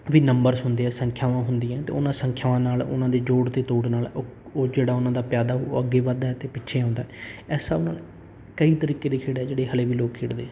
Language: Punjabi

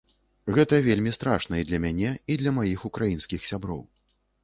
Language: Belarusian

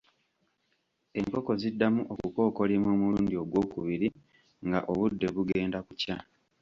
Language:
Ganda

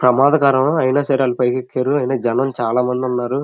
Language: Telugu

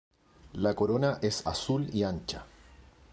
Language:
Spanish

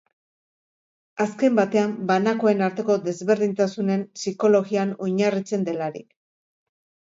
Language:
Basque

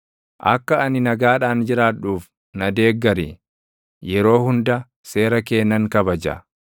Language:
Oromo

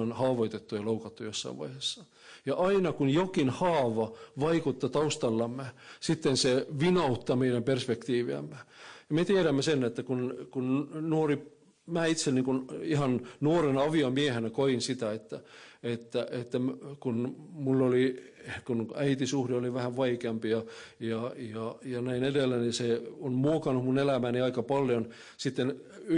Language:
Finnish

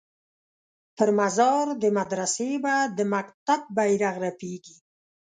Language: Pashto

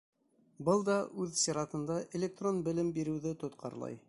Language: Bashkir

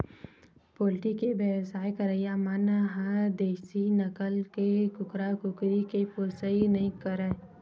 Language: Chhattisgarhi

